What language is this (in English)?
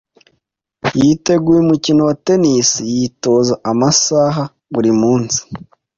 Kinyarwanda